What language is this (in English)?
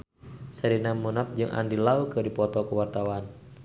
Sundanese